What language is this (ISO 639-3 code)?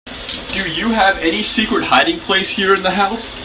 eng